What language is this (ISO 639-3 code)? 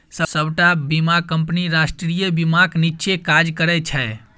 mai